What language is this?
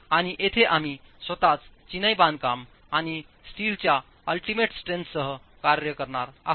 Marathi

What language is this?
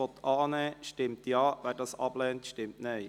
Swiss German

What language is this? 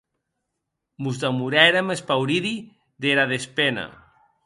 Occitan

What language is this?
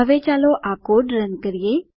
Gujarati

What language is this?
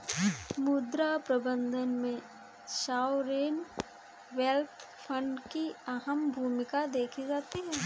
Hindi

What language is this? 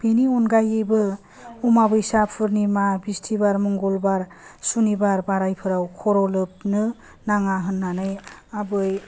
Bodo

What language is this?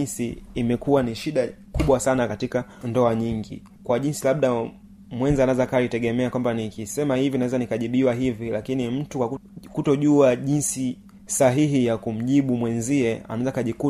Swahili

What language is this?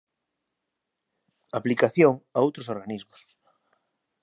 Galician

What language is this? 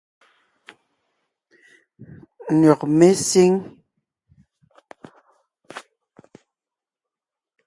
Ngiemboon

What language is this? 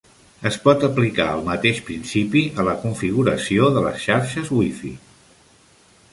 Catalan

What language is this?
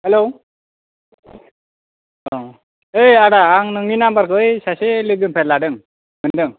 Bodo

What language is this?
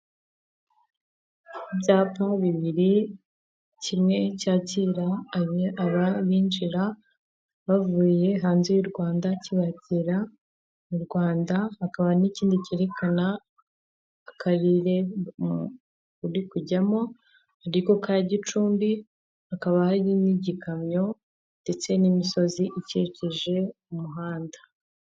Kinyarwanda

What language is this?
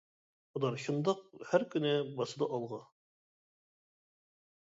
Uyghur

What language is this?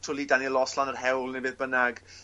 Welsh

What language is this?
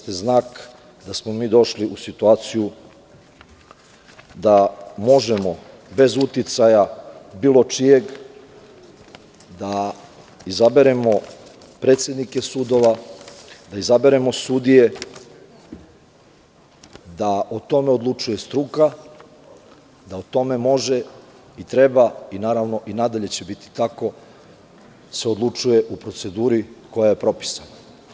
Serbian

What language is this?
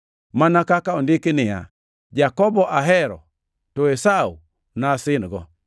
Luo (Kenya and Tanzania)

